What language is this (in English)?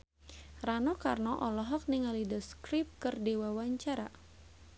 Sundanese